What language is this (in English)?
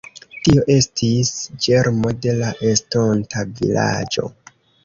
Esperanto